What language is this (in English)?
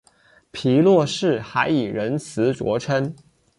Chinese